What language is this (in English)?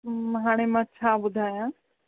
Sindhi